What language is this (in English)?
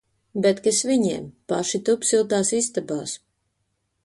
Latvian